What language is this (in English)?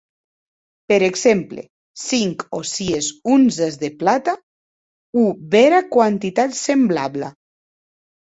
Occitan